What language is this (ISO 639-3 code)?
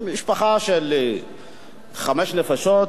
heb